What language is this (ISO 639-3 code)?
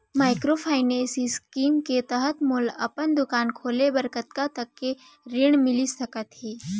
hne